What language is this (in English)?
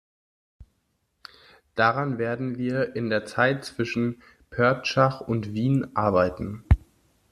German